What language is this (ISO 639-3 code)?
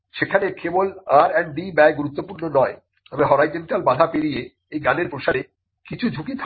ben